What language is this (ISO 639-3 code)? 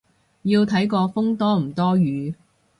yue